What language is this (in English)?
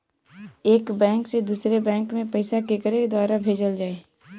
Bhojpuri